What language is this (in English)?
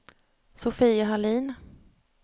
Swedish